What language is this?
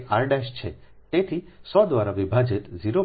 Gujarati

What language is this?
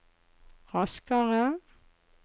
Norwegian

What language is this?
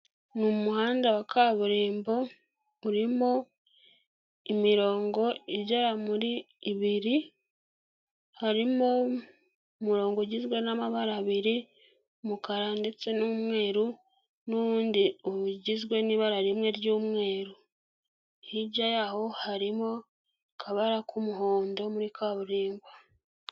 Kinyarwanda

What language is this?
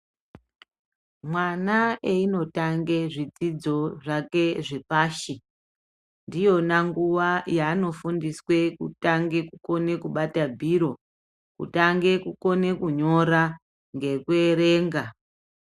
Ndau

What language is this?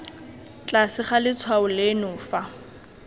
Tswana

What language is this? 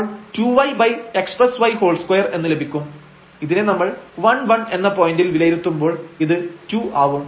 Malayalam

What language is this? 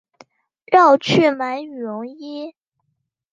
Chinese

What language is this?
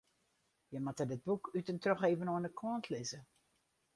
Western Frisian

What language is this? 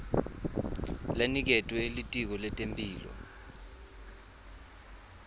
Swati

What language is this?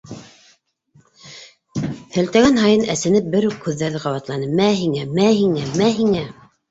Bashkir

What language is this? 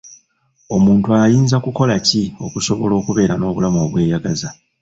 Ganda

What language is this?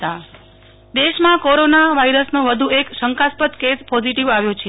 Gujarati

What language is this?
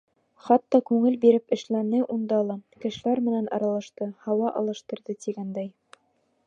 Bashkir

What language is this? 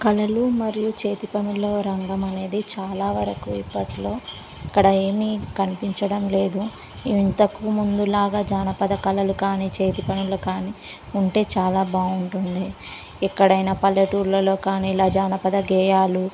Telugu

